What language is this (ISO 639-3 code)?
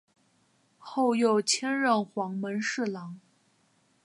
zho